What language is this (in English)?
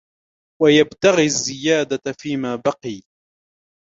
Arabic